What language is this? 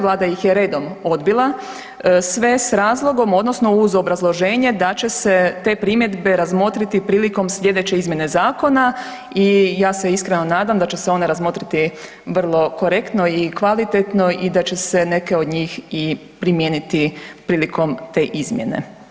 Croatian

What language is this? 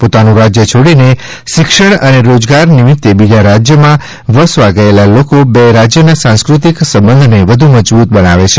Gujarati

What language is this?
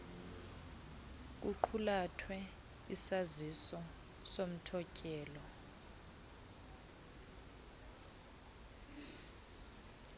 Xhosa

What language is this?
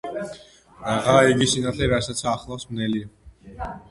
Georgian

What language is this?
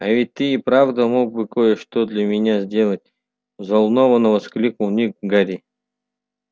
Russian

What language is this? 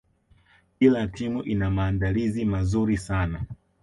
Swahili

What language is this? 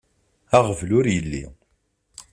Kabyle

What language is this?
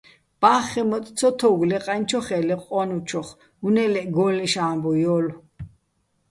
Bats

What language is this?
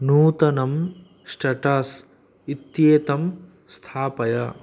Sanskrit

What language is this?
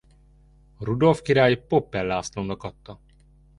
Hungarian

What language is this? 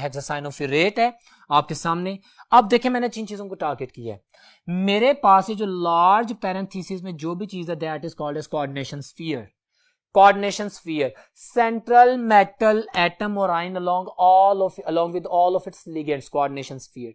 Hindi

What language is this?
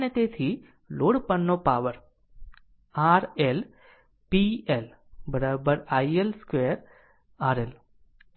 Gujarati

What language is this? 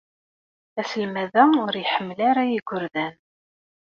Kabyle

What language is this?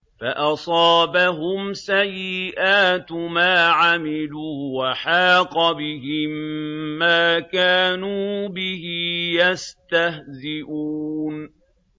Arabic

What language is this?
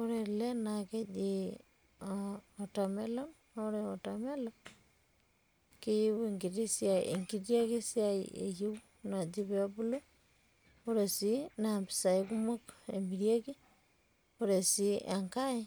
Masai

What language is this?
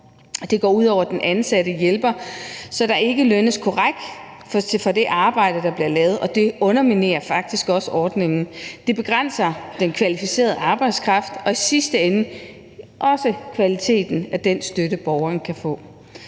Danish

